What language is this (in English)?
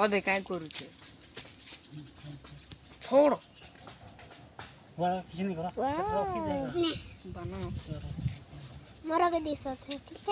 Romanian